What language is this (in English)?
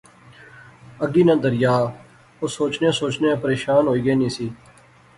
Pahari-Potwari